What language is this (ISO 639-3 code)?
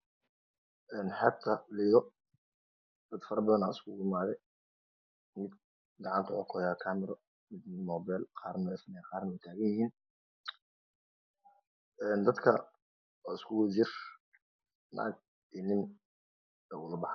som